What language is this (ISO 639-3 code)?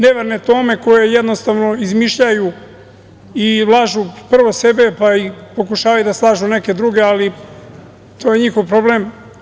srp